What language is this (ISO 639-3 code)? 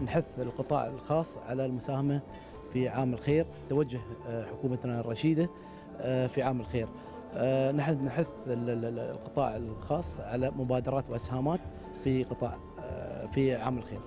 ara